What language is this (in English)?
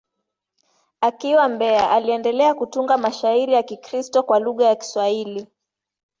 Swahili